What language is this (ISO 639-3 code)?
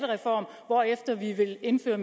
dan